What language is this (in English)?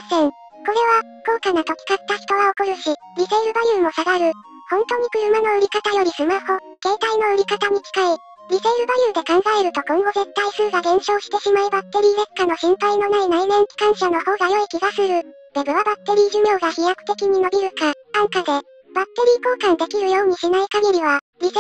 Japanese